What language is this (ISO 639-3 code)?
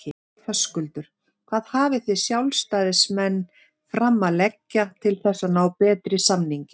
isl